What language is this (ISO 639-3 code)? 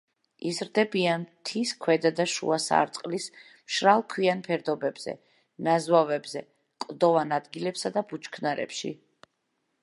kat